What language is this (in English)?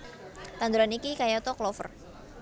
Javanese